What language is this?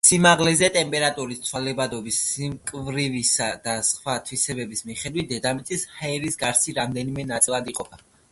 Georgian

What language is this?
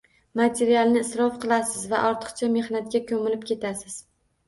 Uzbek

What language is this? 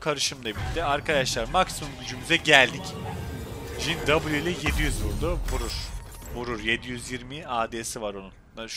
Turkish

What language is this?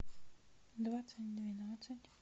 Russian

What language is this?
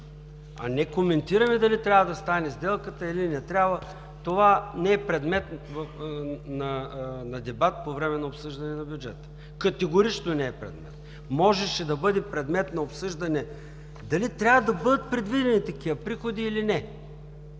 Bulgarian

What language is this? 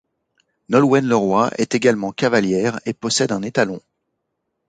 French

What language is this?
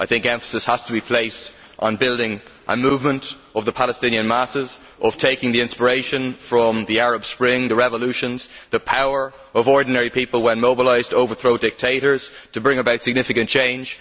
English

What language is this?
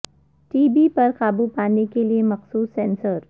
Urdu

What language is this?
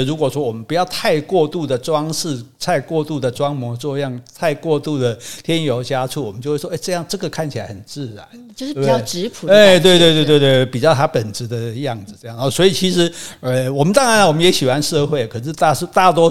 Chinese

